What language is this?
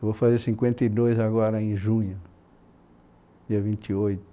Portuguese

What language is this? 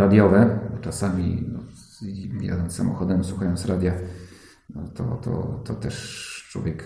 Polish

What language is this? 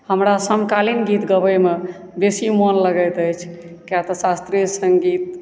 Maithili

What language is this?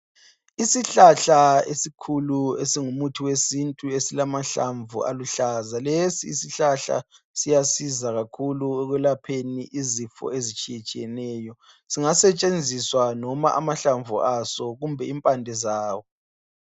North Ndebele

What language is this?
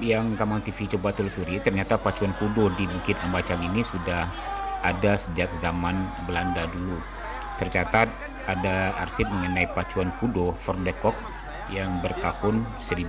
Indonesian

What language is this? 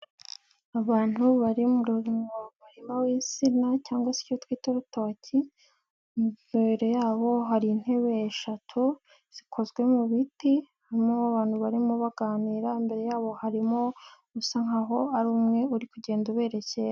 Kinyarwanda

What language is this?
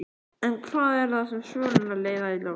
Icelandic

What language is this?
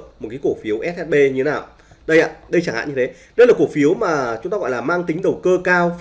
Vietnamese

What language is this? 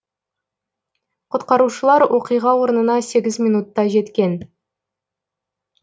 Kazakh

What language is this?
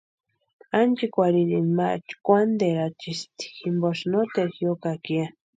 Western Highland Purepecha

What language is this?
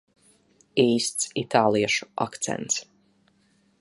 Latvian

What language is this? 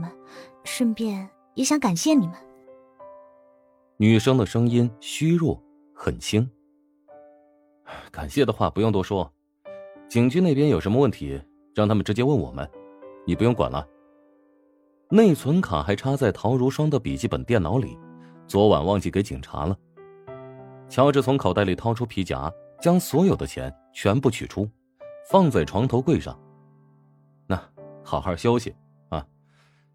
Chinese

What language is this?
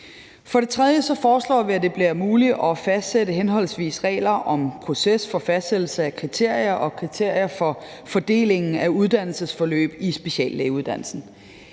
Danish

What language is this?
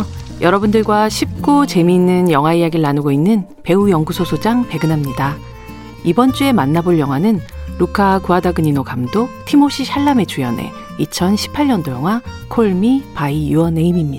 Korean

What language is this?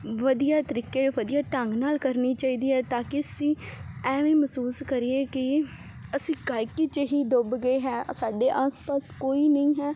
Punjabi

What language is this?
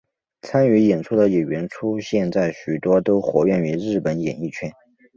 Chinese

